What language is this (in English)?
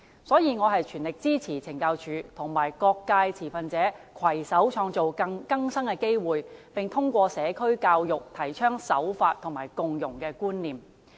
Cantonese